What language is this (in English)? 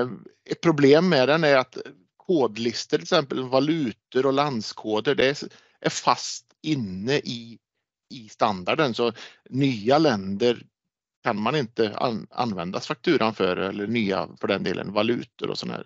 Swedish